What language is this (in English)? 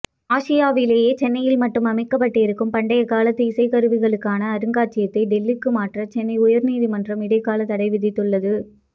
Tamil